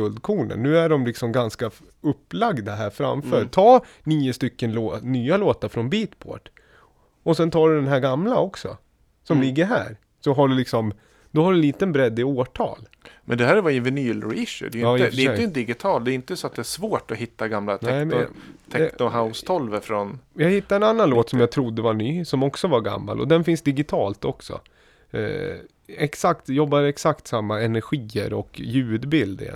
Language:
Swedish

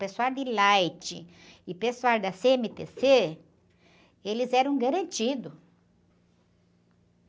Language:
Portuguese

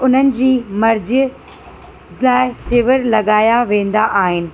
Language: Sindhi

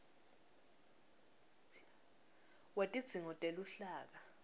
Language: Swati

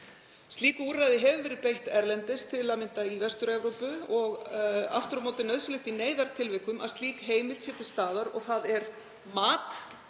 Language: Icelandic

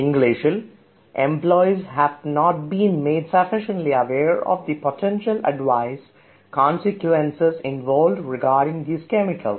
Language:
Malayalam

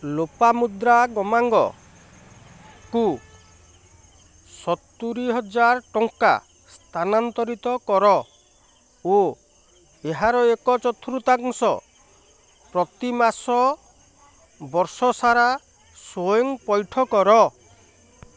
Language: Odia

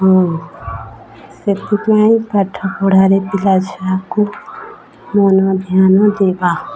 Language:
Odia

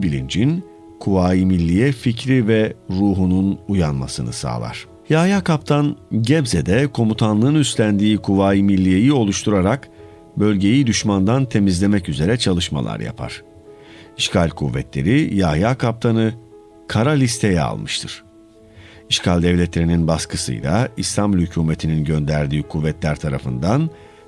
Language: Turkish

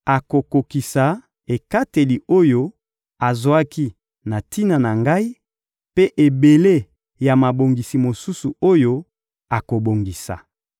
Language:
Lingala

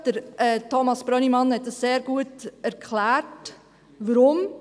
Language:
Swiss German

